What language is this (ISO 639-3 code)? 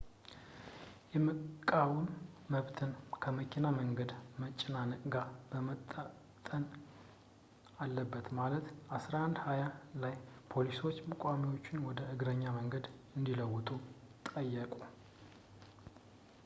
amh